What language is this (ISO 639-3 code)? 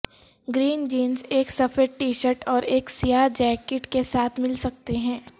urd